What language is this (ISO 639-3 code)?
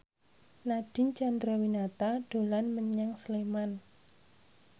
jav